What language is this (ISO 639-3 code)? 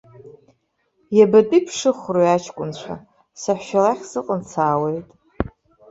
abk